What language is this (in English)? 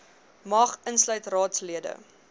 Afrikaans